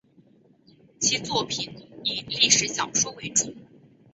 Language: Chinese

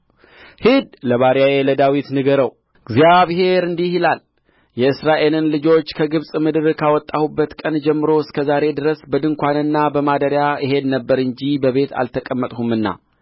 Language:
Amharic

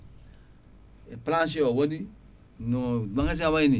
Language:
Fula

